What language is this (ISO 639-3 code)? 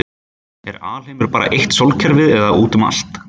isl